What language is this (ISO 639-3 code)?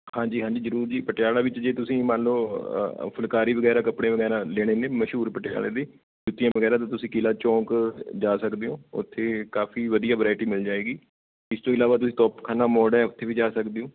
pan